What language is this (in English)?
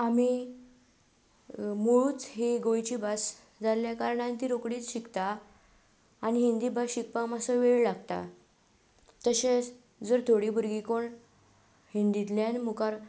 Konkani